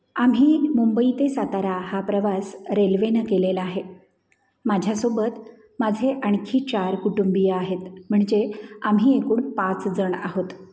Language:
Marathi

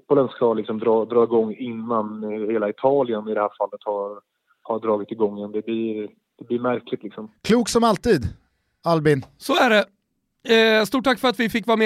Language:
Swedish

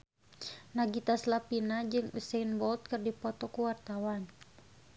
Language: Sundanese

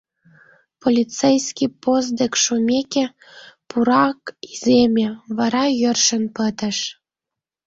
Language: Mari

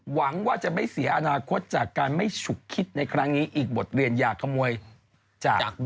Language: Thai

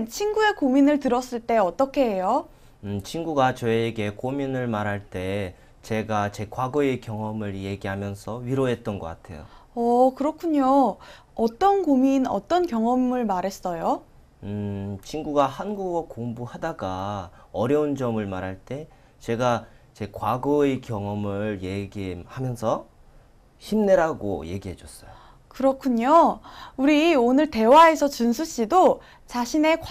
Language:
Korean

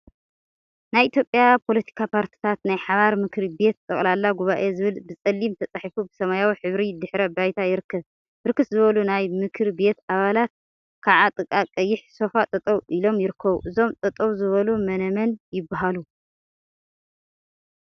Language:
Tigrinya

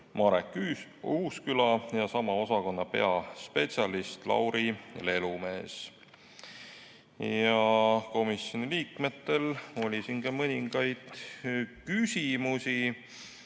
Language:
Estonian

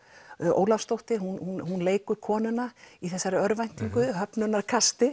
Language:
Icelandic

